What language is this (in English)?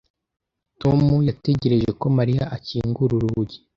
Kinyarwanda